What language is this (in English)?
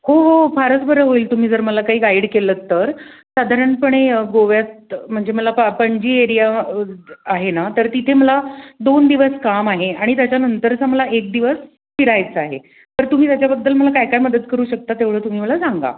Marathi